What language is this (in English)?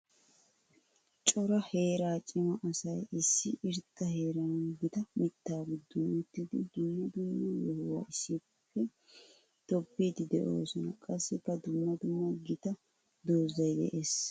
Wolaytta